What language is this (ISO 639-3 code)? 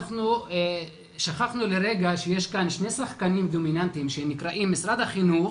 heb